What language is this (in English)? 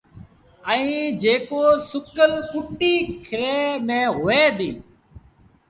Sindhi Bhil